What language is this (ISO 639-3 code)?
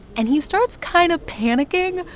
eng